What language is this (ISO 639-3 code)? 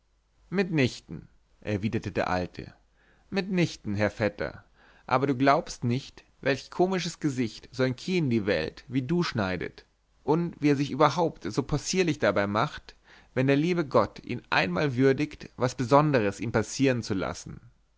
deu